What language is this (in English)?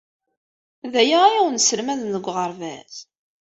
Kabyle